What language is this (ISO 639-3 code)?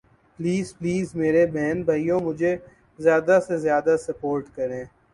urd